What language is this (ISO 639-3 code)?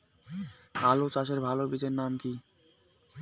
ben